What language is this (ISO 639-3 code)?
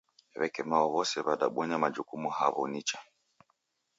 dav